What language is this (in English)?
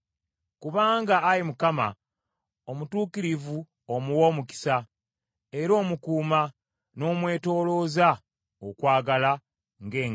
Ganda